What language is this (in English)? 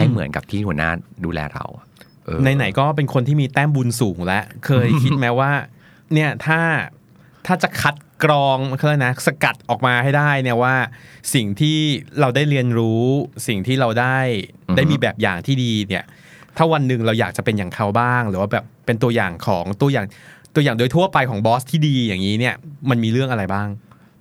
Thai